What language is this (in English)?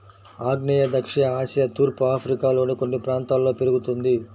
Telugu